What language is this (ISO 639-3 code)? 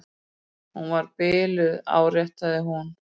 isl